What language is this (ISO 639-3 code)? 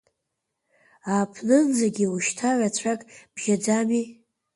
abk